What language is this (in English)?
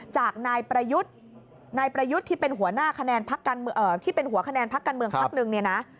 Thai